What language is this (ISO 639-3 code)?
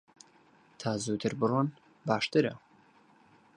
ckb